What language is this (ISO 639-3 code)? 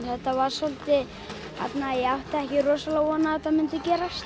isl